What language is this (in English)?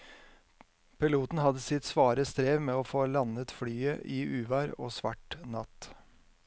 Norwegian